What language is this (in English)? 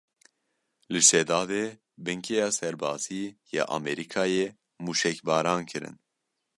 Kurdish